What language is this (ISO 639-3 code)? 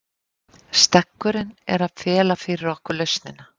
isl